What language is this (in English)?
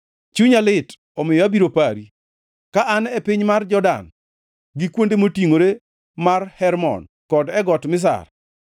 Luo (Kenya and Tanzania)